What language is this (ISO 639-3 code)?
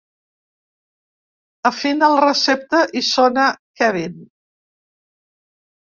cat